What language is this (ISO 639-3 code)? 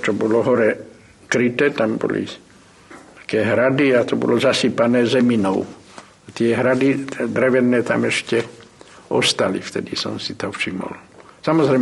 slk